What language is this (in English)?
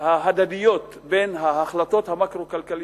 Hebrew